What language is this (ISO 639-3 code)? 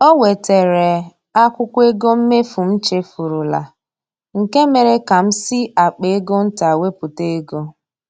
ibo